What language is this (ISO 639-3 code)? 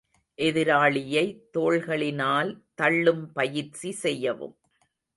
tam